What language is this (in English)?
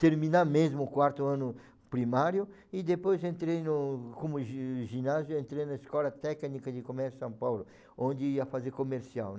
Portuguese